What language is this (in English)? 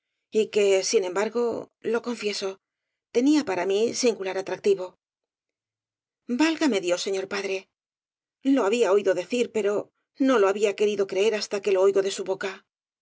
Spanish